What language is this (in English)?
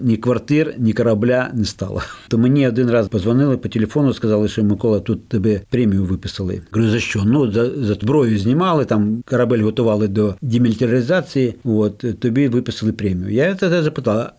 Ukrainian